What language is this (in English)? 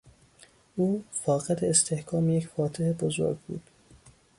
Persian